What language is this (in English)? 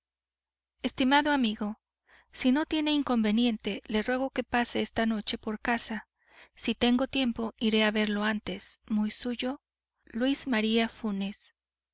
Spanish